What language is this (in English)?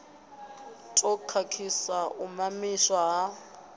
Venda